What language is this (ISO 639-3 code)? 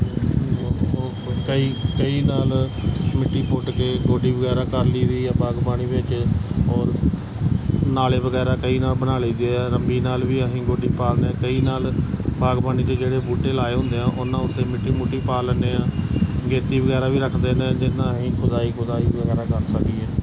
pan